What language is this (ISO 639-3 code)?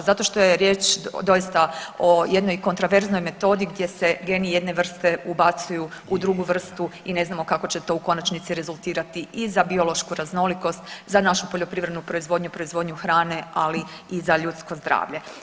hrv